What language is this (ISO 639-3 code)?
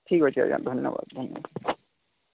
ori